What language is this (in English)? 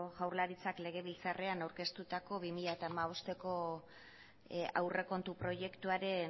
Basque